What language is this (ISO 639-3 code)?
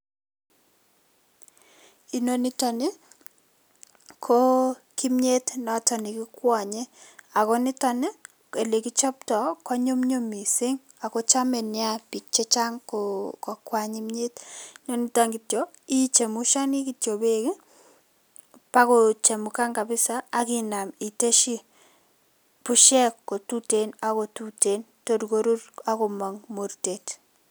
kln